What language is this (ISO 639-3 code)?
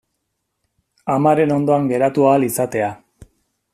eus